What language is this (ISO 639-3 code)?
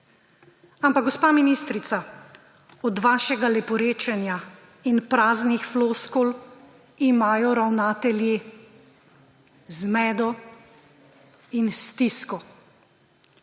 slv